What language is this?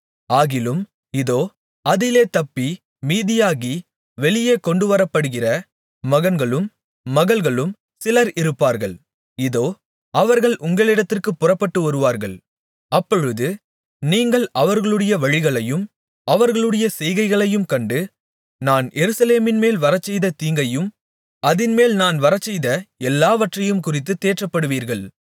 Tamil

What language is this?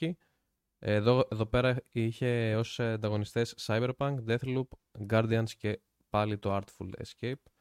Greek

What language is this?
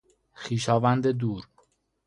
Persian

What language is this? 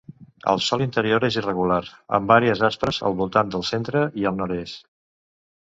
Catalan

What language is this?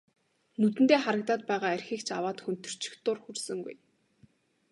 Mongolian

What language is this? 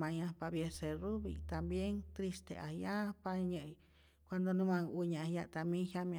Rayón Zoque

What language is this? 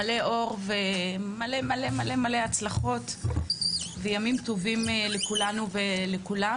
Hebrew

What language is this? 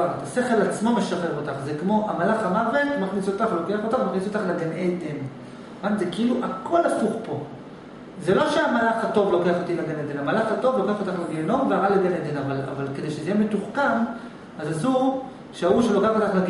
Hebrew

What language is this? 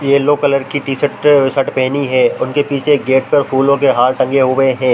Hindi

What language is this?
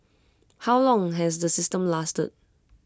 English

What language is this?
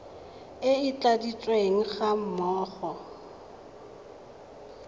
Tswana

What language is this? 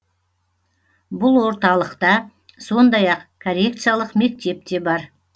Kazakh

